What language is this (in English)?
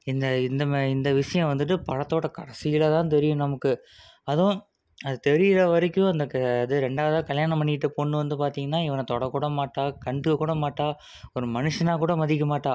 Tamil